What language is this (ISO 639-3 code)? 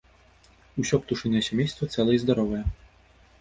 bel